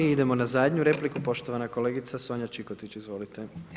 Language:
Croatian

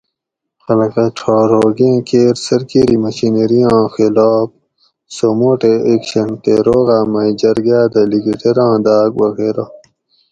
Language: Gawri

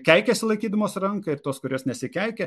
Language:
Lithuanian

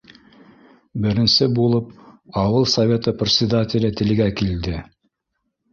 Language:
Bashkir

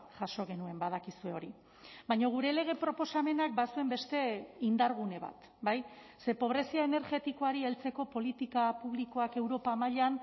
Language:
Basque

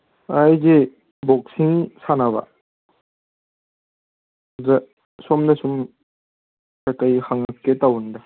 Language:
Manipuri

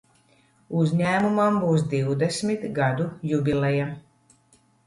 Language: Latvian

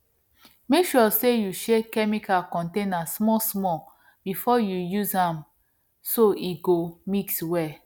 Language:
Nigerian Pidgin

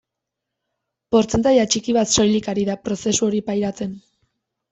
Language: Basque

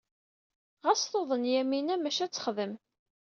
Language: Kabyle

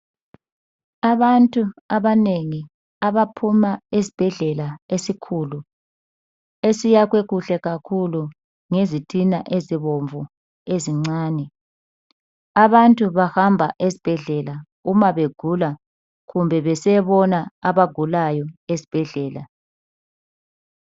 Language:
North Ndebele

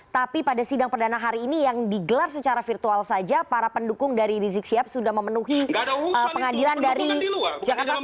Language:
Indonesian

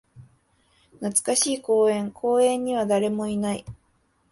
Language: Japanese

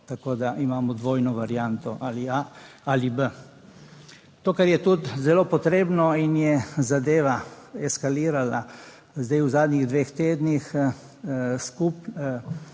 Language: Slovenian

